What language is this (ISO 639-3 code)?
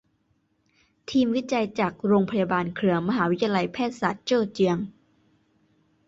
tha